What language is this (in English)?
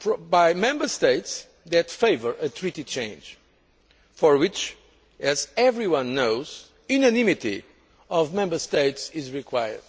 English